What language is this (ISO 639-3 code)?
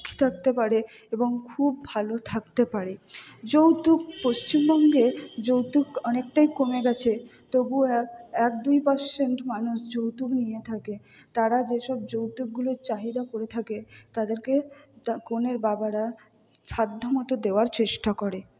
ben